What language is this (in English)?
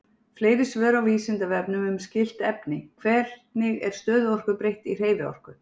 Icelandic